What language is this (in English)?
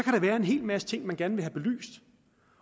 Danish